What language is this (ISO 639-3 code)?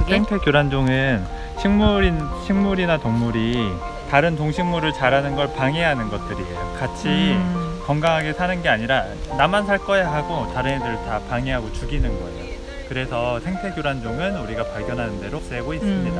kor